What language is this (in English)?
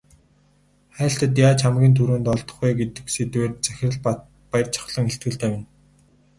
Mongolian